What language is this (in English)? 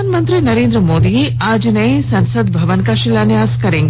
Hindi